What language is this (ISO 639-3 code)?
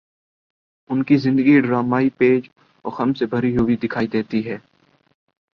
urd